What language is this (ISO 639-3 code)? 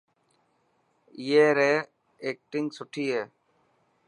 mki